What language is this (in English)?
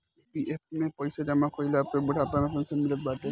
Bhojpuri